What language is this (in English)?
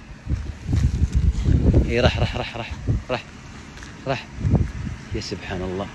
Arabic